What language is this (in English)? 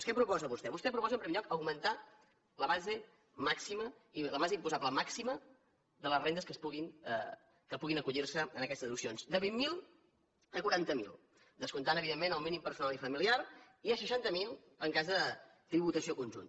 Catalan